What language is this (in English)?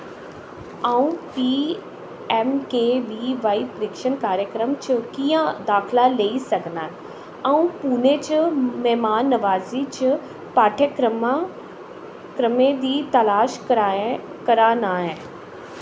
Dogri